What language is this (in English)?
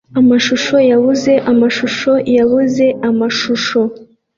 Kinyarwanda